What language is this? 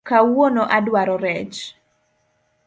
Luo (Kenya and Tanzania)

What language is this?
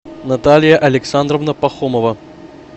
Russian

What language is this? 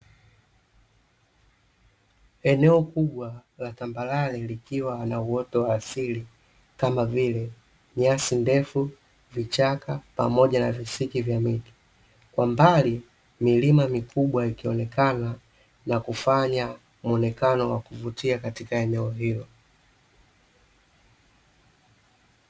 Swahili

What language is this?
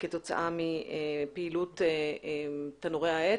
Hebrew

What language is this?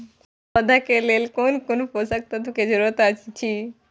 Maithili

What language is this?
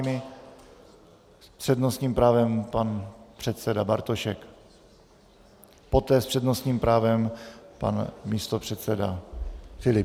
Czech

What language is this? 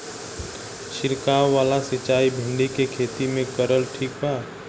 Bhojpuri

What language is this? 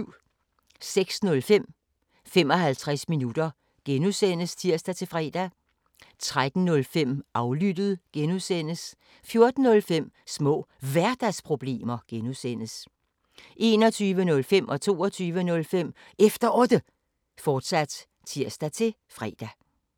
Danish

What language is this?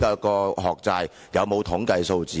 Cantonese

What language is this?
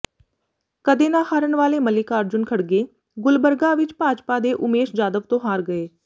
Punjabi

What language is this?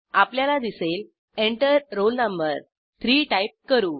Marathi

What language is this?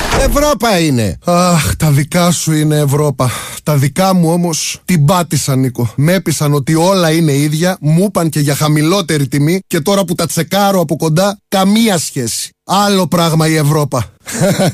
Greek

